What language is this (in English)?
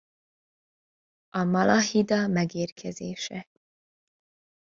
Hungarian